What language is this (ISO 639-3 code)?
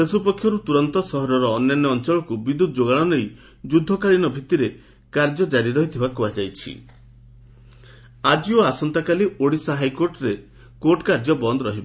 ori